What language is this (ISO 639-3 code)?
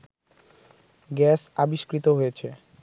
ben